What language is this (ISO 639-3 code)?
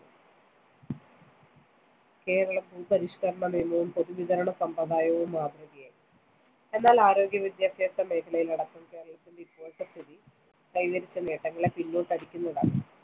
mal